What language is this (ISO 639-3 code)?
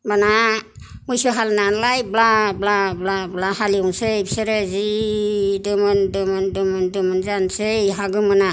brx